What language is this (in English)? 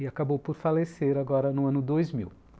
Portuguese